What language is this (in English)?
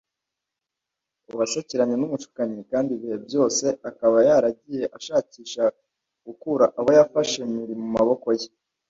Kinyarwanda